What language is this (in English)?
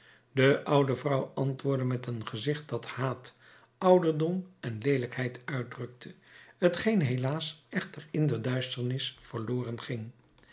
Dutch